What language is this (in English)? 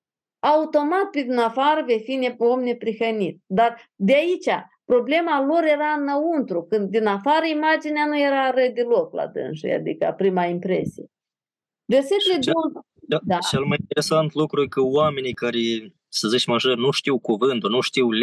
Romanian